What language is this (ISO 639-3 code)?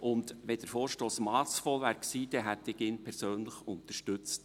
gsw